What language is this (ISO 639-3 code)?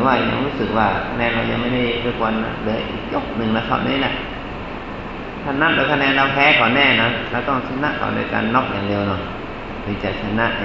tha